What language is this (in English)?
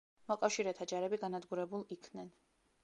Georgian